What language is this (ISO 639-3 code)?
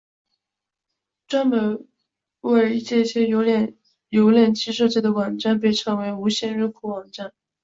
zho